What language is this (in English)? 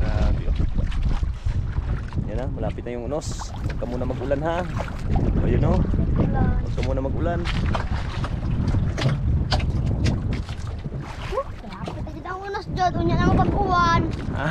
Indonesian